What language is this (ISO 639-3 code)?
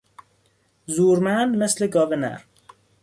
fas